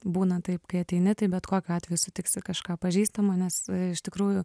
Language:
Lithuanian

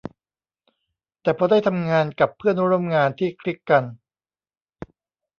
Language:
Thai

